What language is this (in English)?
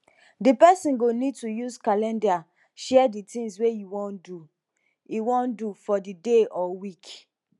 Nigerian Pidgin